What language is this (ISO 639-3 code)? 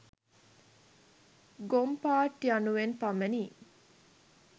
sin